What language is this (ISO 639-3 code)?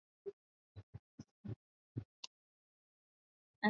swa